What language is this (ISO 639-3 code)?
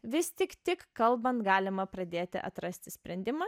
lit